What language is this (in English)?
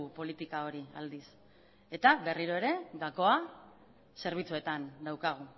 Basque